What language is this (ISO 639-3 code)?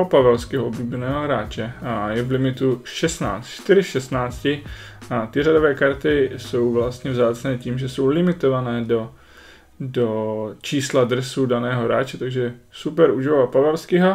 ces